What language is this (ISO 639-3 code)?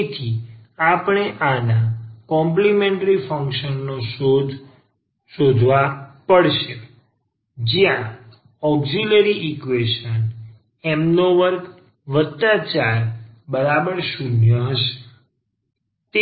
guj